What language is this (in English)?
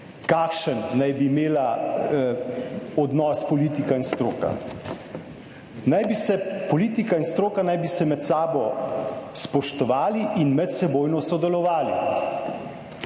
Slovenian